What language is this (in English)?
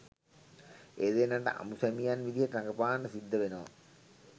Sinhala